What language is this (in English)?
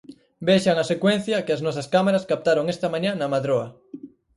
Galician